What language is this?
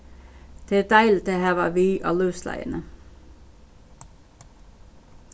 Faroese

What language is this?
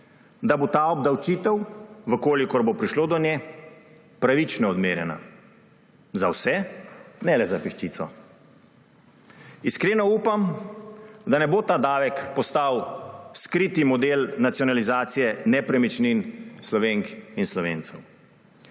Slovenian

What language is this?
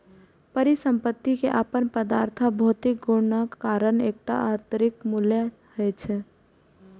Maithili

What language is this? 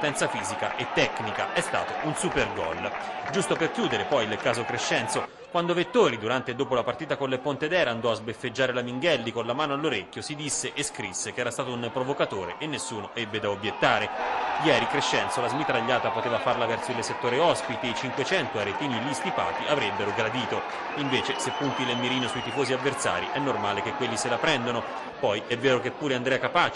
Italian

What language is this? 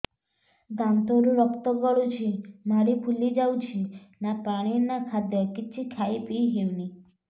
Odia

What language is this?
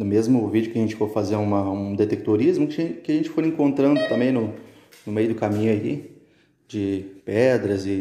Portuguese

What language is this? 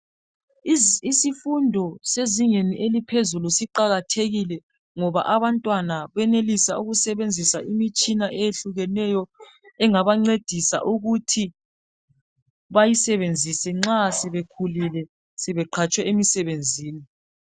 North Ndebele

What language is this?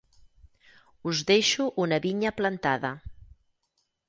Catalan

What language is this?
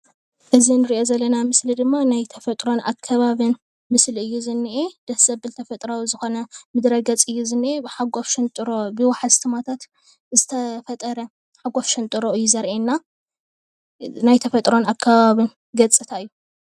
Tigrinya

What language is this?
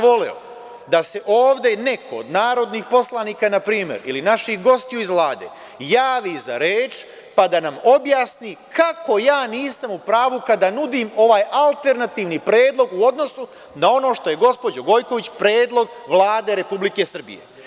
Serbian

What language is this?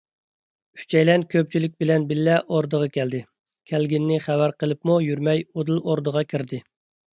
Uyghur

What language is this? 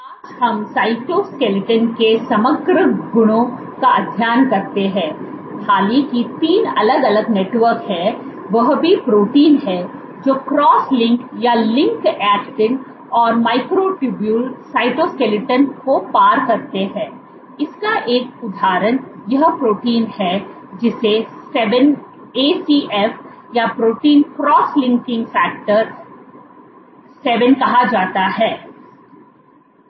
Hindi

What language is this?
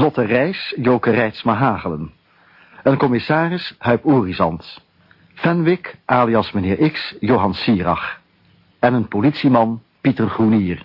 Dutch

